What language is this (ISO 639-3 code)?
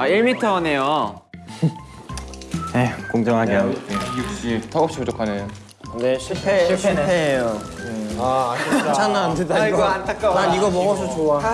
kor